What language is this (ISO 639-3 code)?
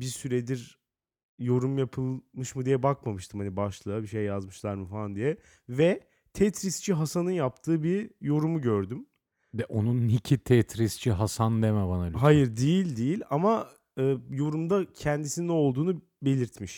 tur